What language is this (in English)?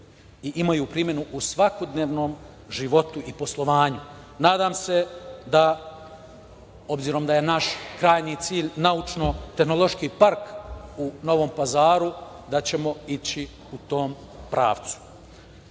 Serbian